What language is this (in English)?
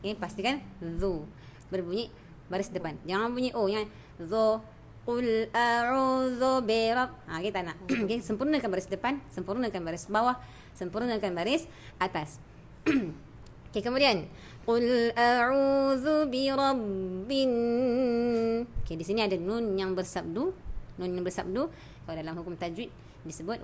Malay